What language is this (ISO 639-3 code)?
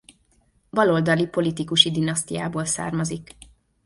hun